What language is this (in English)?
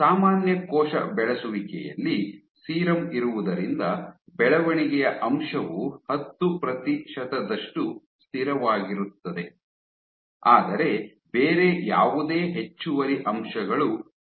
Kannada